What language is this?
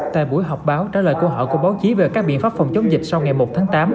Vietnamese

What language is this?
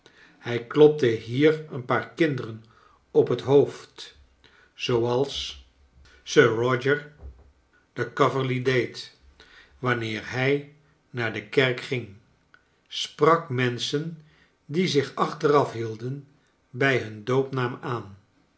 Dutch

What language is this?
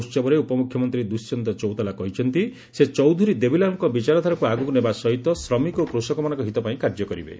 Odia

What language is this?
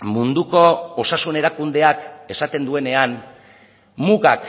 Basque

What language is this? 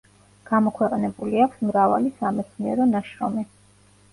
Georgian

